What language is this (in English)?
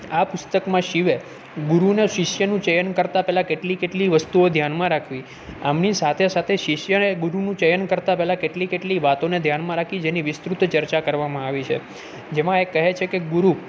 Gujarati